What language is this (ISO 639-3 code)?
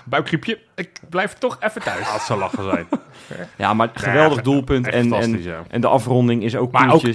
nld